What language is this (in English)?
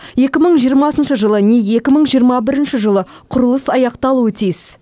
Kazakh